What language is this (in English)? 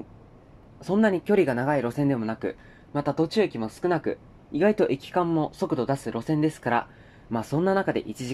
Japanese